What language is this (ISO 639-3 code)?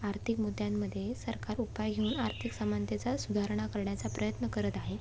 mar